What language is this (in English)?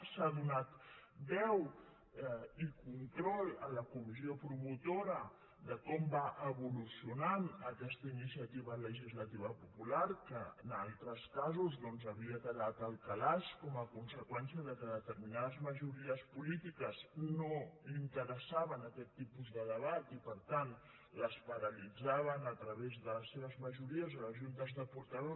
Catalan